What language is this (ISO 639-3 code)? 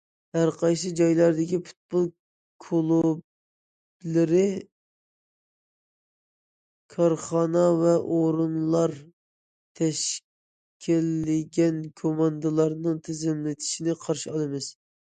uig